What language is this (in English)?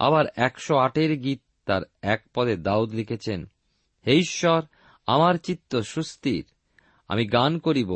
Bangla